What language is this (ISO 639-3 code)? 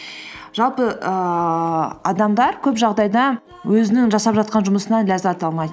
kaz